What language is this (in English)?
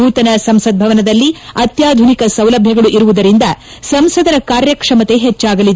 Kannada